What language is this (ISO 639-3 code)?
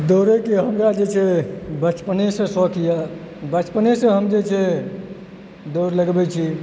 mai